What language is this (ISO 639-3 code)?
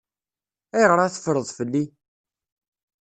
kab